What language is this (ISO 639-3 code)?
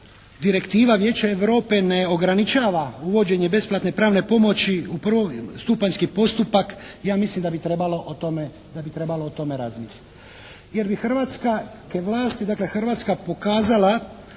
hrv